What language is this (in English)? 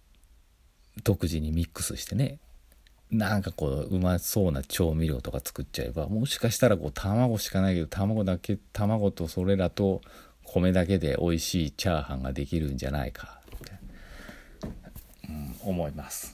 Japanese